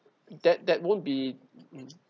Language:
English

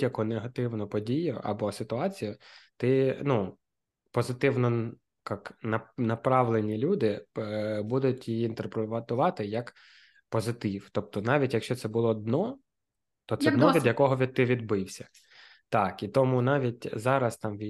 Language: Ukrainian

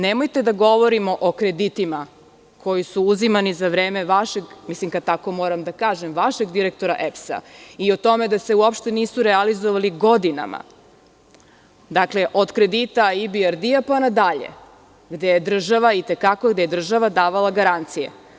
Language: Serbian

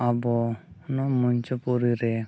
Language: Santali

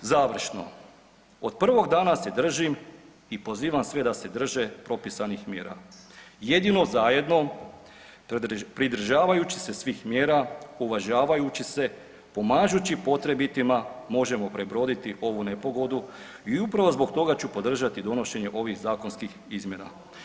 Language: Croatian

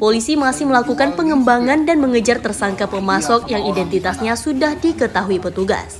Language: Indonesian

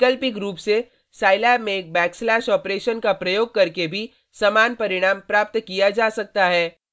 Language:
Hindi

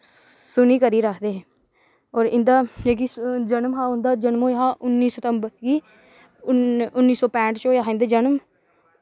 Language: Dogri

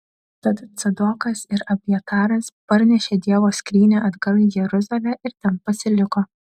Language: Lithuanian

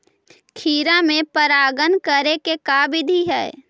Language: Magahi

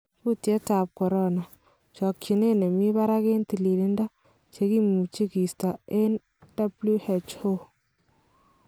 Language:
Kalenjin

